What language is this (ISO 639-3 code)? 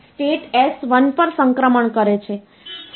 guj